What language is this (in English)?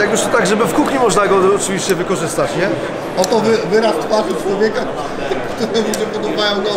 Polish